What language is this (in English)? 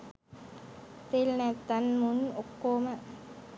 Sinhala